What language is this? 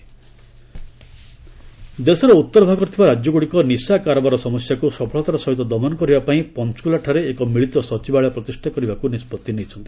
Odia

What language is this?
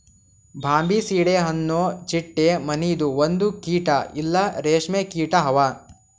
Kannada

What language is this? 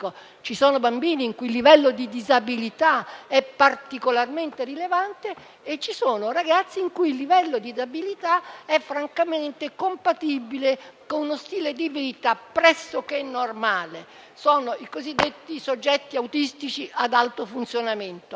Italian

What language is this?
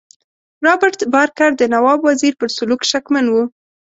Pashto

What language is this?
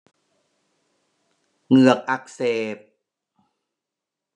Thai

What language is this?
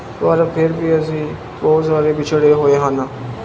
Punjabi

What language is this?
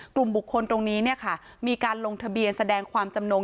Thai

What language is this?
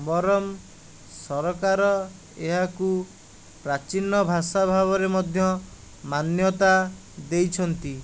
Odia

